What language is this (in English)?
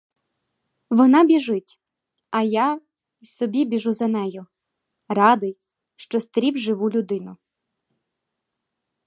Ukrainian